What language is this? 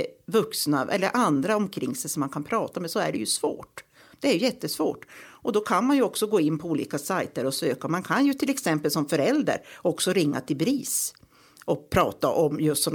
Swedish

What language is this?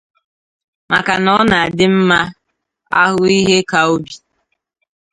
Igbo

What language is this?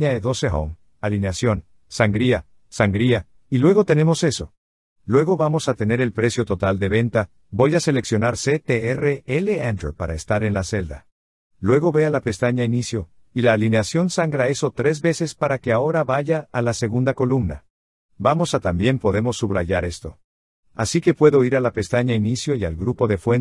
Spanish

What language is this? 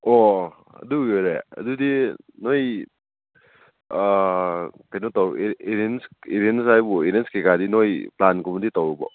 Manipuri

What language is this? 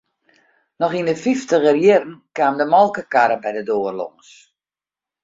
Western Frisian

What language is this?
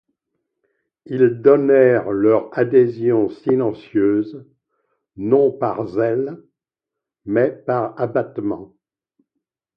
French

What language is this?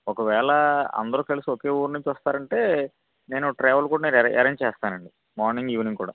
Telugu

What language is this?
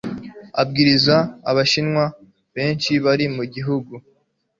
Kinyarwanda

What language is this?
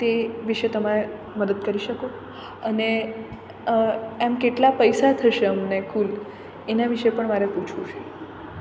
Gujarati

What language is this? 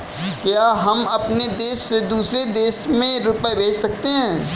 Hindi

